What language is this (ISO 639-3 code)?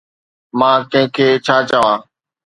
snd